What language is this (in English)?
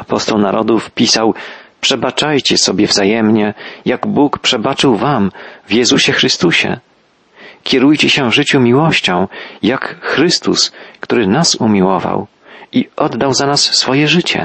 Polish